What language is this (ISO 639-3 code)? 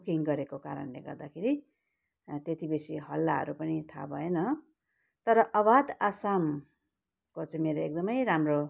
nep